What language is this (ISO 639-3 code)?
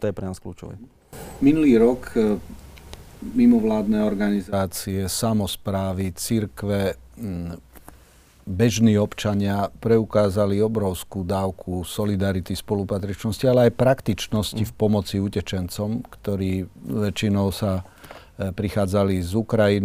slk